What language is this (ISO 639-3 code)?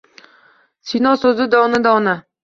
uzb